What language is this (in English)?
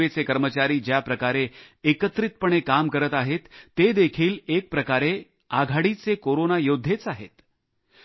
Marathi